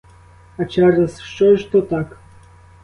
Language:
Ukrainian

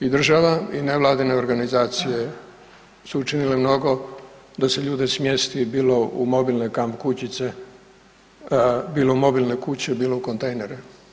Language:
Croatian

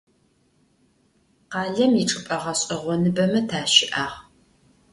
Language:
Adyghe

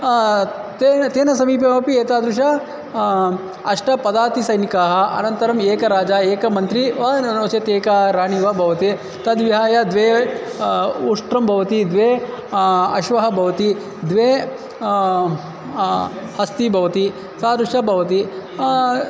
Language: Sanskrit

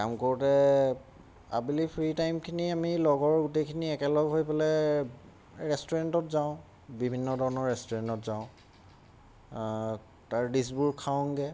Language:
Assamese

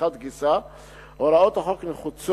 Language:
Hebrew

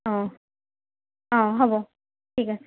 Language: Assamese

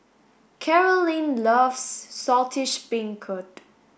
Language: English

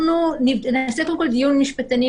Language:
Hebrew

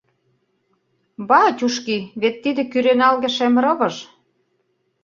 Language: Mari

